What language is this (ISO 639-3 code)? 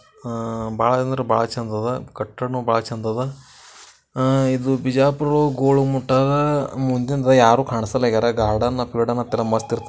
kan